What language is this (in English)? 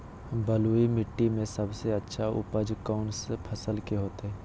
Magahi